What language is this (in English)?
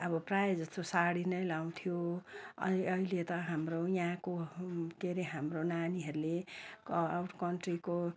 Nepali